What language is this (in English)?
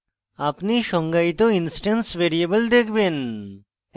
Bangla